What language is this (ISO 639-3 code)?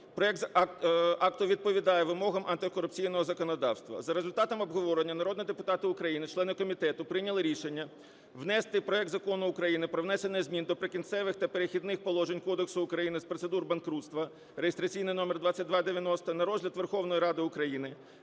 ukr